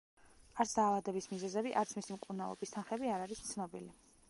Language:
Georgian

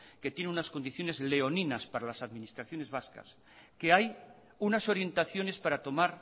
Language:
Spanish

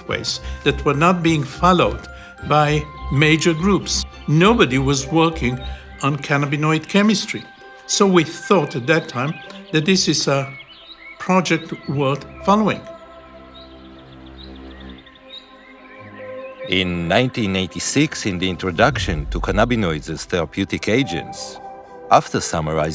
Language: English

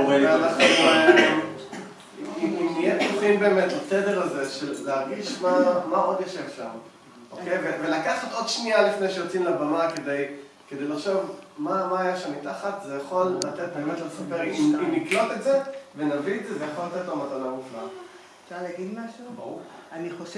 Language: Hebrew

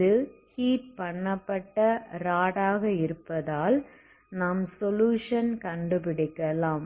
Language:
Tamil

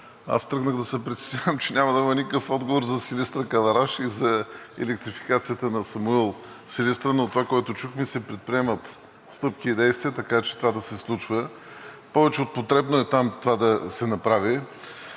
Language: Bulgarian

